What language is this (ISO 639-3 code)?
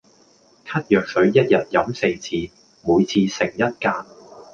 yue